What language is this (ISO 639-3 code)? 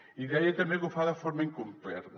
cat